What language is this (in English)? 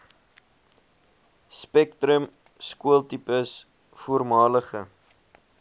Afrikaans